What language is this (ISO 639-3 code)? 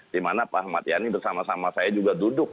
ind